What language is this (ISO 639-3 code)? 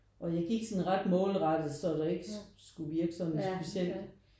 dan